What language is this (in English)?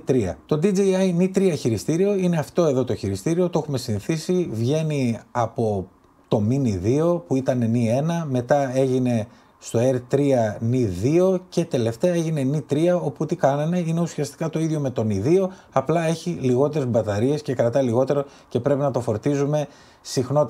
Greek